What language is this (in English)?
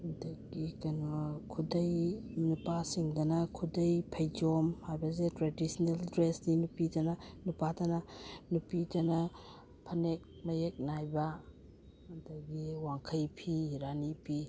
Manipuri